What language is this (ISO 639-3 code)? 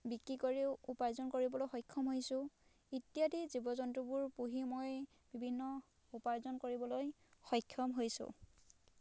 asm